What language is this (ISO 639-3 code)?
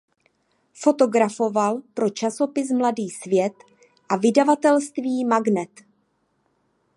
ces